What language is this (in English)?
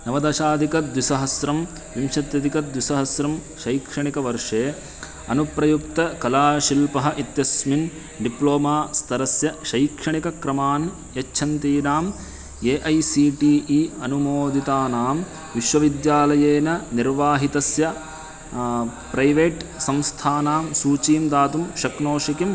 Sanskrit